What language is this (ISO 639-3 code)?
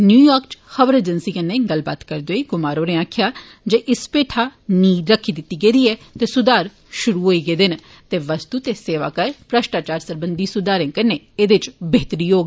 doi